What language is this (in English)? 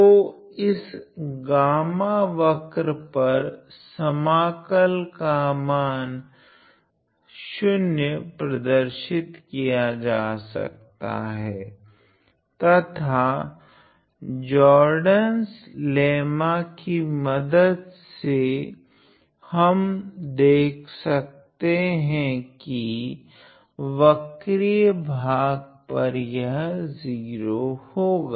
Hindi